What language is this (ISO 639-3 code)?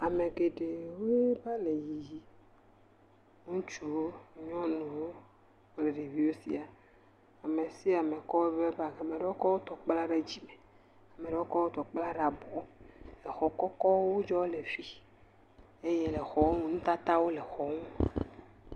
ewe